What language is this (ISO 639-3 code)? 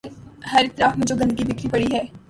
urd